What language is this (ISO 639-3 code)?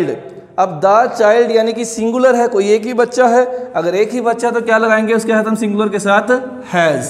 hin